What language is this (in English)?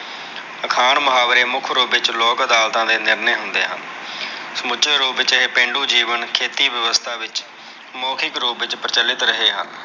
Punjabi